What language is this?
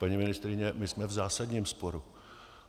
Czech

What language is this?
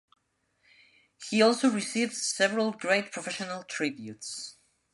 English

